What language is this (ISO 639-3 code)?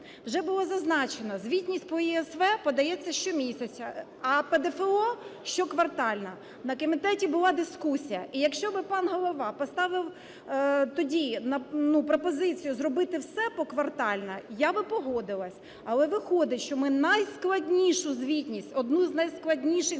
ukr